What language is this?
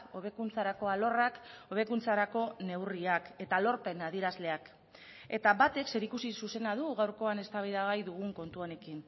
Basque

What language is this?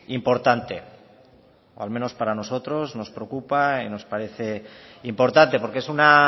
Spanish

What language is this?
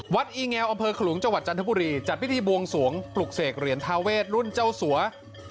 Thai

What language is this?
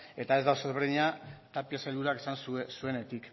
Basque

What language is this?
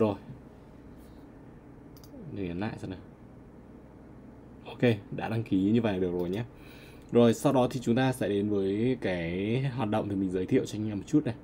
Vietnamese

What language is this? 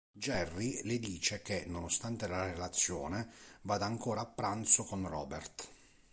Italian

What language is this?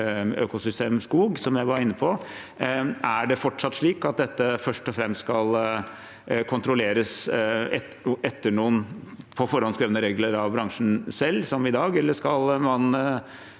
Norwegian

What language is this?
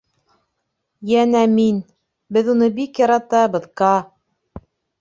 Bashkir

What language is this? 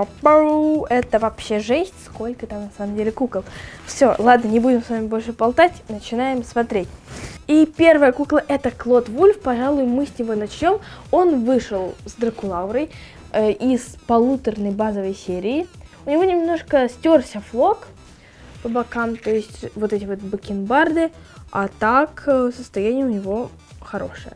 Russian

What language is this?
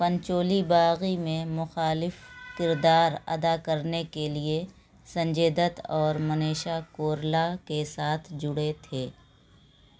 Urdu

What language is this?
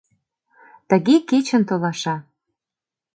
Mari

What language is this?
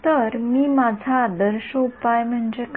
Marathi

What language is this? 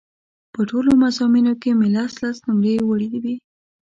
Pashto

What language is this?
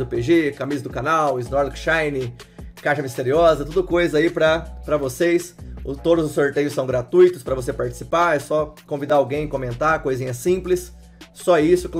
Portuguese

